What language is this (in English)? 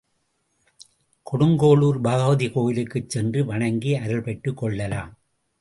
Tamil